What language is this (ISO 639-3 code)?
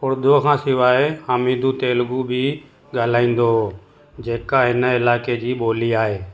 snd